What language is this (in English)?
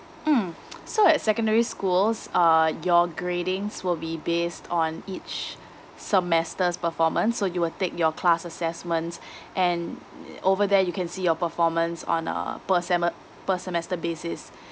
English